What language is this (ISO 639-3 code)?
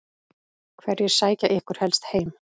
isl